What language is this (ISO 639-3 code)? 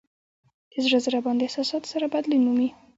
pus